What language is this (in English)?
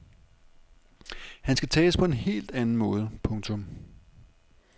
Danish